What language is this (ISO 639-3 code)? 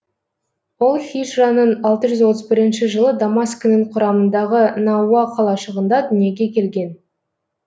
kaz